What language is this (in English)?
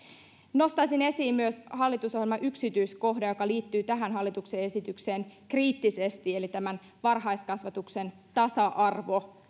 Finnish